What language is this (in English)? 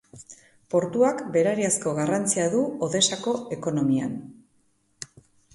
Basque